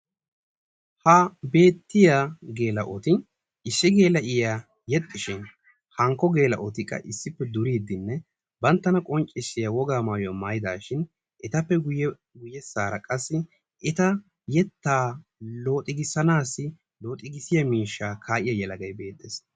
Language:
Wolaytta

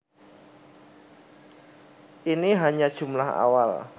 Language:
Javanese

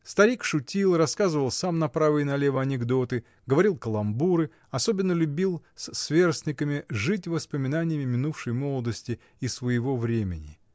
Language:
Russian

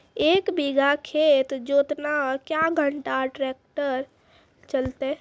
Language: Maithili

